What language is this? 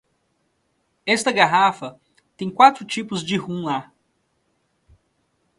Portuguese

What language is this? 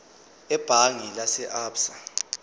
Zulu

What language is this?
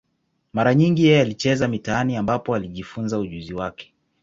Swahili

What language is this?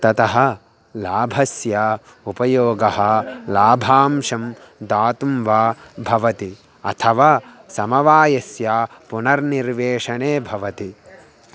Sanskrit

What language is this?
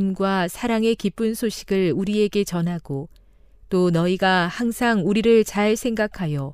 Korean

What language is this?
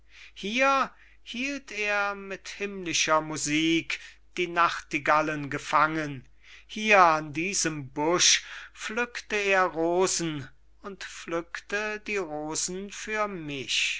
German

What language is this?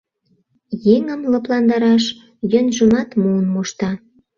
Mari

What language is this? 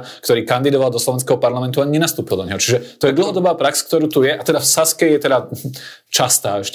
Slovak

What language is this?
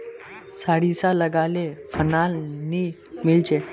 Magahi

